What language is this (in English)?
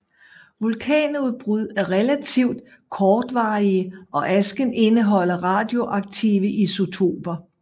Danish